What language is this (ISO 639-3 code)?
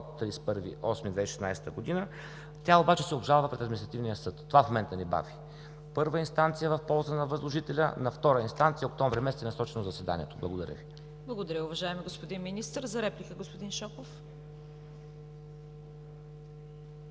bul